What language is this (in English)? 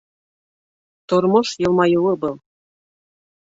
Bashkir